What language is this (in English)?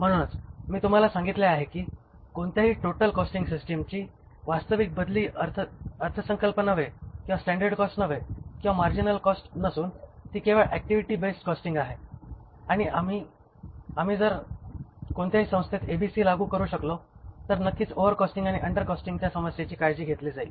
Marathi